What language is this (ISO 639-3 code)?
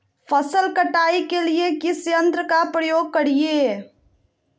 mag